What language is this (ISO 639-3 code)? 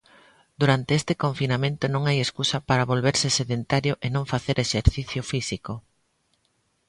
glg